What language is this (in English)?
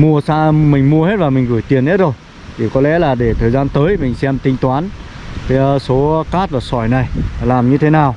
Vietnamese